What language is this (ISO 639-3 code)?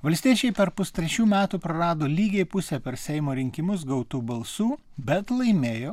lit